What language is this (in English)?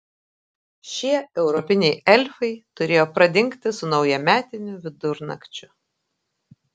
Lithuanian